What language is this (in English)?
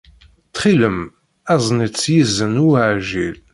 Kabyle